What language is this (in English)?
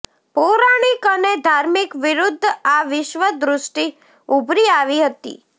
Gujarati